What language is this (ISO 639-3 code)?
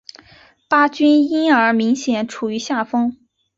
zho